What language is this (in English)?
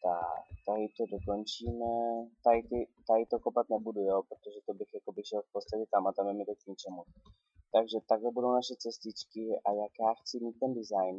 Czech